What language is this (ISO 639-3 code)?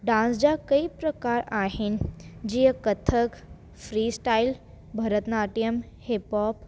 snd